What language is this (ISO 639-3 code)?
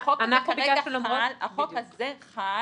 heb